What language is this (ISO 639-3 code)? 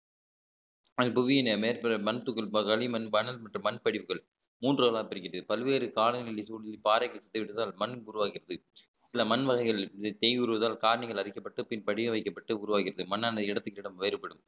tam